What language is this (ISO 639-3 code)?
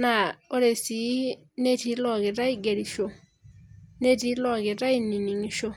mas